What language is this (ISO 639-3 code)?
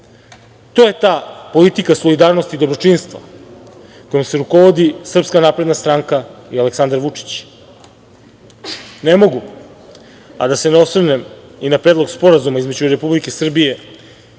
srp